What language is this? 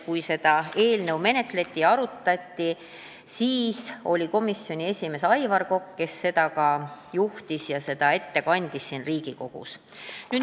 Estonian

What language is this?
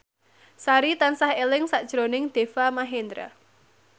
Javanese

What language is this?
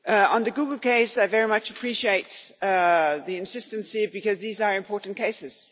English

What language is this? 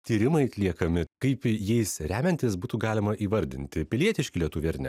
Lithuanian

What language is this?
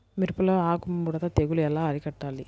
Telugu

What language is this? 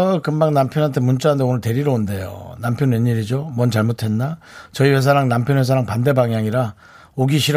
Korean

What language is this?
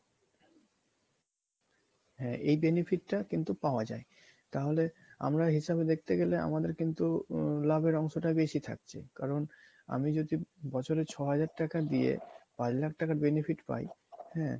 Bangla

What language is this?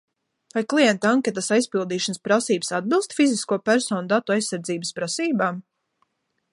Latvian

